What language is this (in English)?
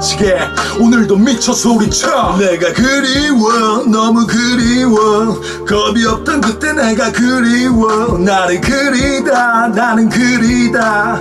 Korean